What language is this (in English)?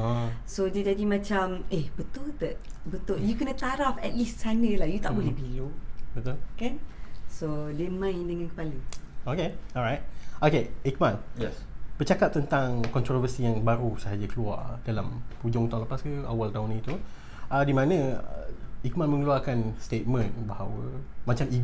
Malay